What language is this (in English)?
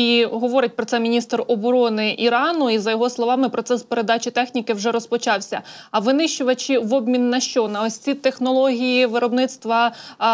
Ukrainian